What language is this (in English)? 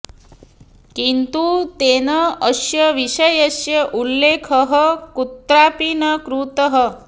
Sanskrit